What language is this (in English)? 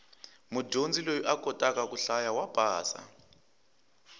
Tsonga